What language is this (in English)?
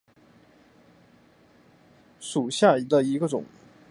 Chinese